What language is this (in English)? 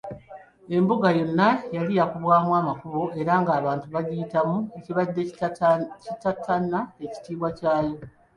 Ganda